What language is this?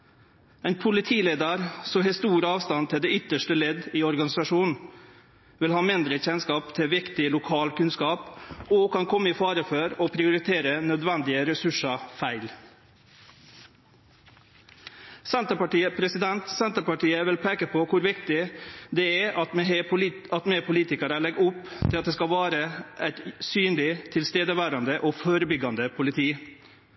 Norwegian Nynorsk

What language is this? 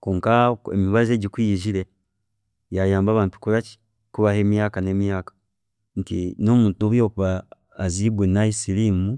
Chiga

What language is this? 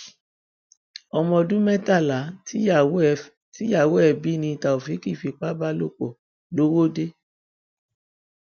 Yoruba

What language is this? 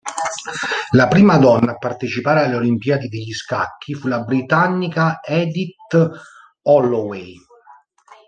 Italian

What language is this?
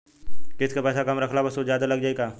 Bhojpuri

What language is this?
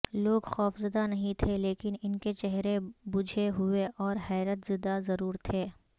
Urdu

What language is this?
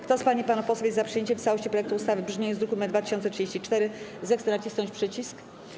Polish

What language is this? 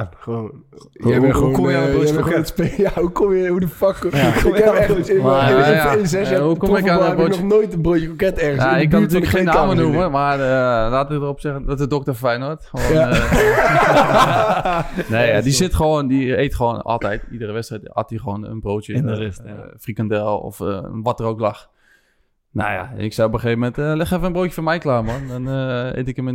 Dutch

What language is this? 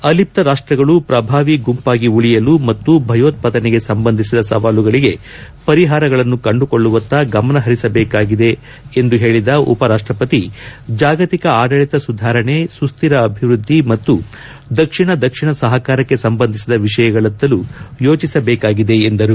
Kannada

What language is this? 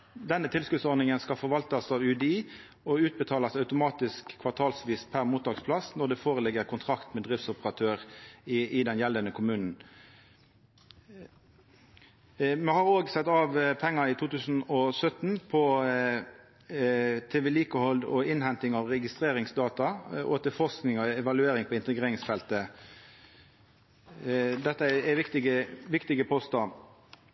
Norwegian Nynorsk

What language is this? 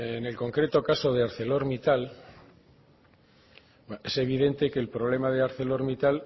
Spanish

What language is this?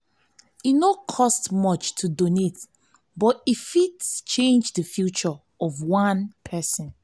Nigerian Pidgin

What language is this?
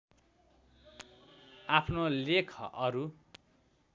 Nepali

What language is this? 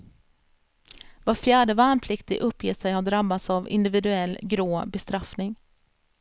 Swedish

